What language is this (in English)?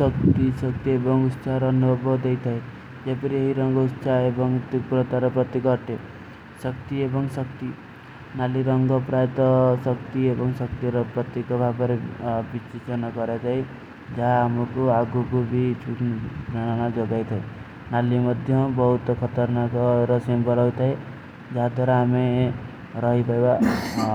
Kui (India)